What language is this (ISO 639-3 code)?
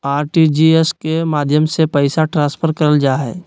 mag